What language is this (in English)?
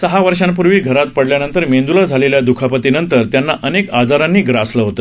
Marathi